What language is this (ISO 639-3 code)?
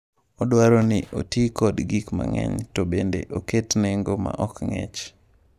luo